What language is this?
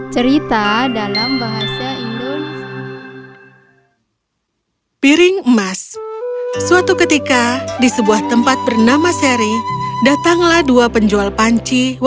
Indonesian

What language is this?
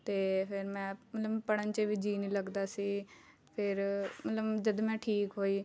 Punjabi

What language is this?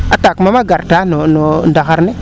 Serer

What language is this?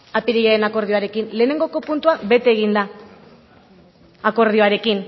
Basque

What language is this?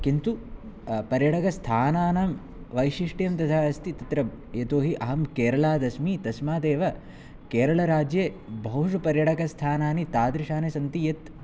Sanskrit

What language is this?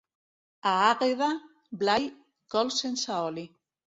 Catalan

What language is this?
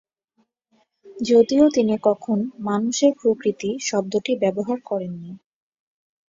Bangla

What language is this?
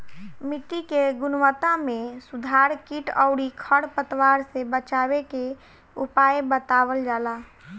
Bhojpuri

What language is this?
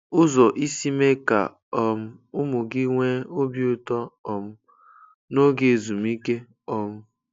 Igbo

